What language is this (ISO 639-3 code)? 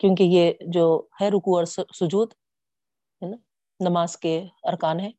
urd